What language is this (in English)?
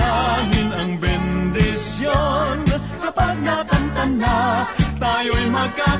Filipino